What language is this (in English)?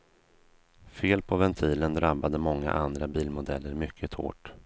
Swedish